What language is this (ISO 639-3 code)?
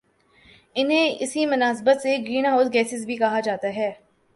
urd